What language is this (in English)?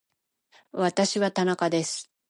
Japanese